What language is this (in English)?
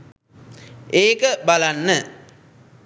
Sinhala